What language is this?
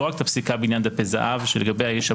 Hebrew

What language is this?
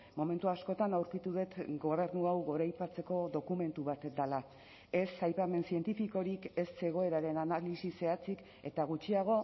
Basque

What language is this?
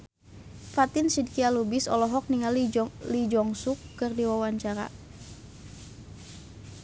Sundanese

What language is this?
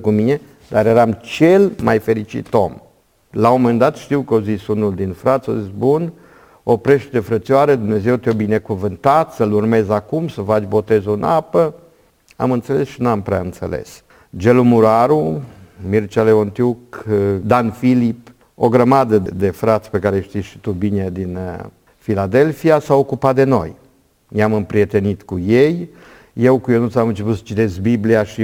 Romanian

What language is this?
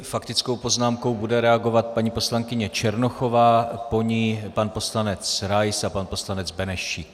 Czech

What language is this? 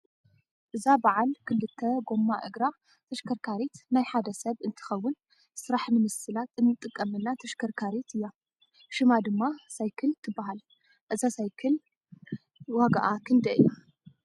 Tigrinya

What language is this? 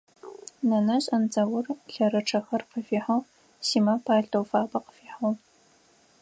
Adyghe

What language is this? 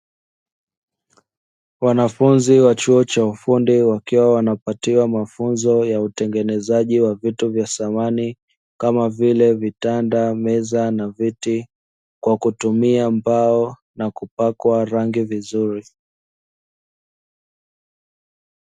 Swahili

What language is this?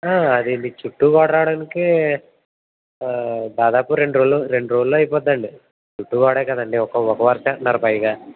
Telugu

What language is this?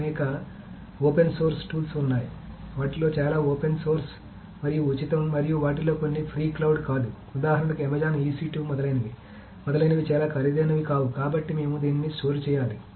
Telugu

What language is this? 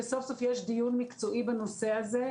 Hebrew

